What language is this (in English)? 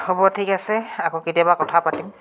Assamese